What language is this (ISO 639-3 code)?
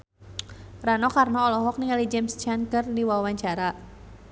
sun